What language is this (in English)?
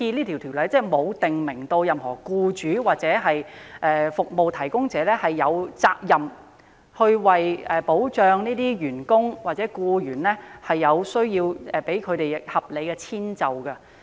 Cantonese